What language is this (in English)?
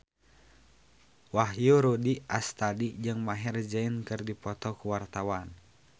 Sundanese